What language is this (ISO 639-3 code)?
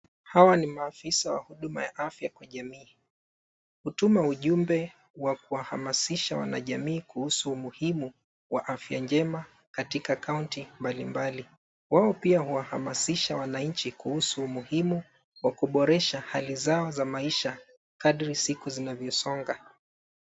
swa